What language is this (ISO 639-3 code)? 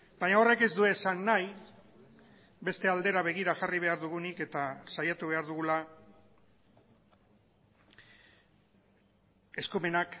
eus